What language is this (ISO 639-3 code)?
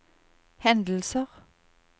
nor